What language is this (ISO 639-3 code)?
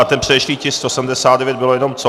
ces